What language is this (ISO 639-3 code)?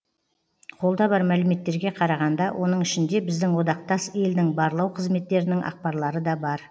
kaz